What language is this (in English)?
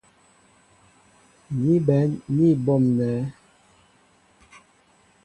Mbo (Cameroon)